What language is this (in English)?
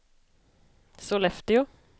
Swedish